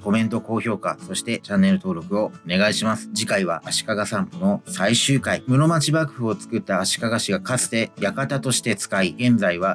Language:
Japanese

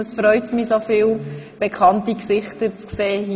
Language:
Swiss German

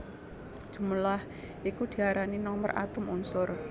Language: Javanese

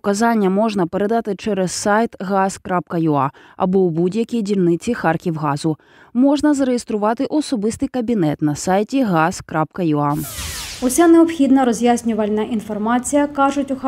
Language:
Ukrainian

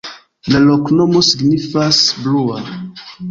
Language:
Esperanto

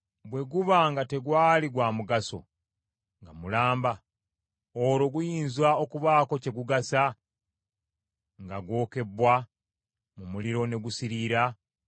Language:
Ganda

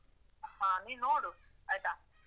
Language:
Kannada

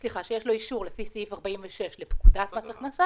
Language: Hebrew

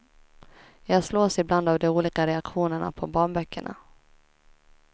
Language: Swedish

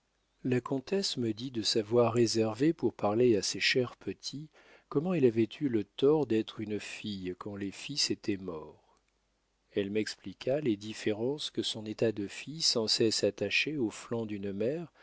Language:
French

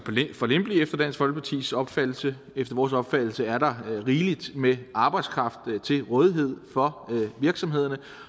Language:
Danish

